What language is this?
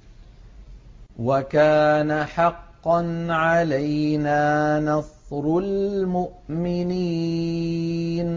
Arabic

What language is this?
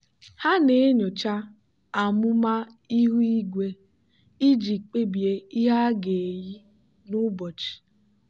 Igbo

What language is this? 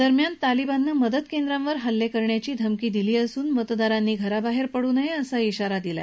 Marathi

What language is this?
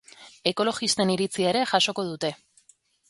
Basque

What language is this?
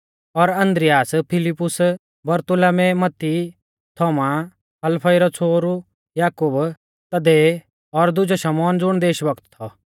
Mahasu Pahari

